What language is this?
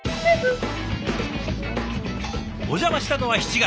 Japanese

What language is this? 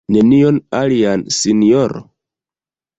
Esperanto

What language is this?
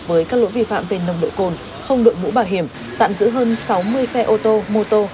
Vietnamese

